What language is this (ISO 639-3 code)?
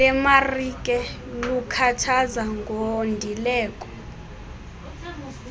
xho